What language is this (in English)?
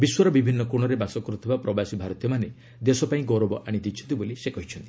Odia